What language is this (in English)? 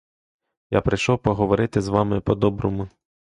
Ukrainian